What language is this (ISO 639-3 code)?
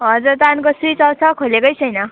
nep